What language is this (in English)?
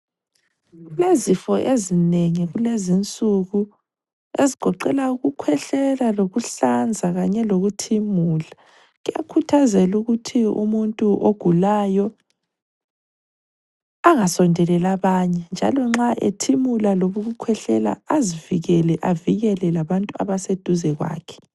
North Ndebele